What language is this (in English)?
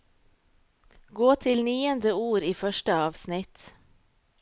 Norwegian